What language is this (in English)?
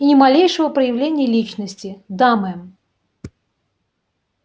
Russian